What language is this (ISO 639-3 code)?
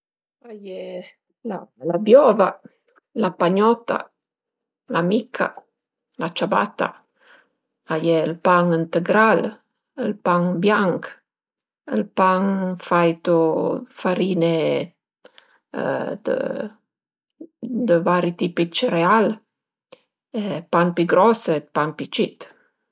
pms